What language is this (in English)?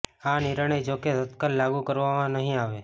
Gujarati